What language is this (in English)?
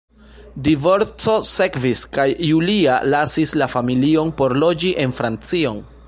Esperanto